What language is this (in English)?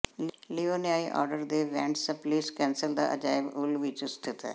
Punjabi